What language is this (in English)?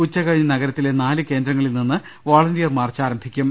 Malayalam